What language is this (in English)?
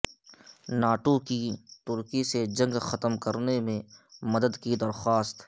Urdu